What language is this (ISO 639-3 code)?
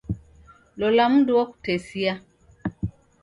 dav